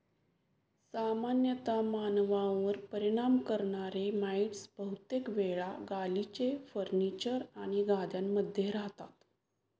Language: Marathi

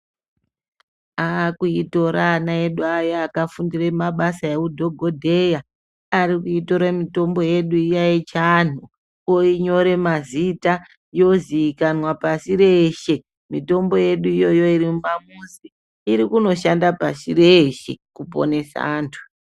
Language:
Ndau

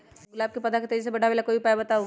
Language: Magahi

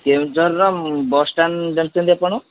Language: Odia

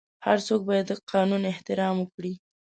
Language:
Pashto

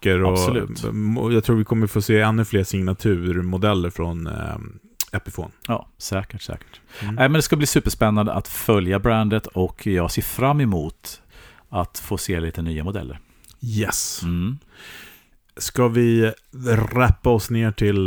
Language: Swedish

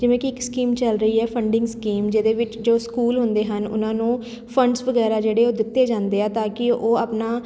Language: Punjabi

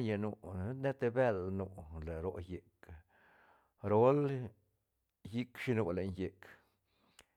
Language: Santa Catarina Albarradas Zapotec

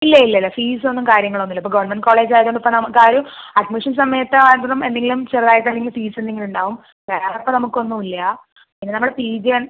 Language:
Malayalam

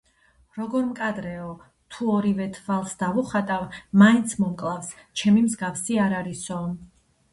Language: Georgian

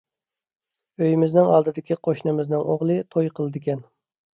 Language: Uyghur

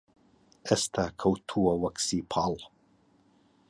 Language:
Central Kurdish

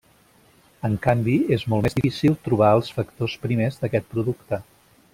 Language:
Catalan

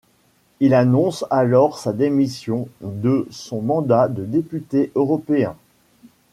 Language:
French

